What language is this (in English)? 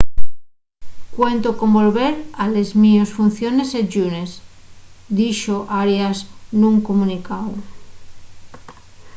Asturian